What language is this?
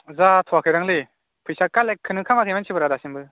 Bodo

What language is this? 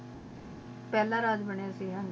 Punjabi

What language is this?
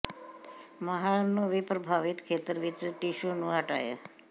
Punjabi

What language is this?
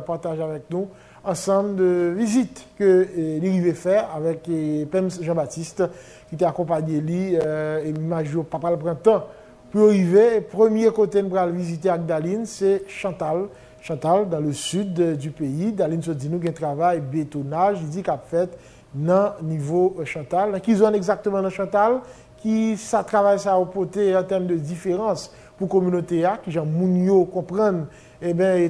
French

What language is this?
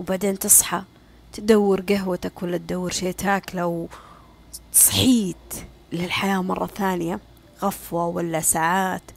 Arabic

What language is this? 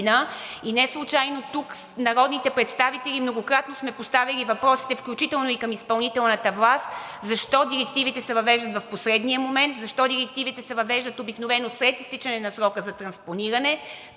Bulgarian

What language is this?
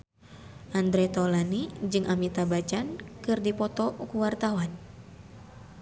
Sundanese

